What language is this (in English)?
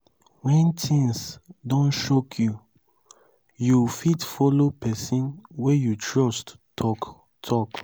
Nigerian Pidgin